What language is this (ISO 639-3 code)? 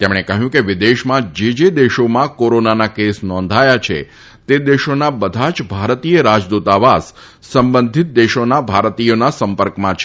guj